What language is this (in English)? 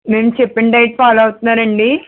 Telugu